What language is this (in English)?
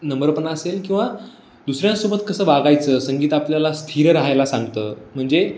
Marathi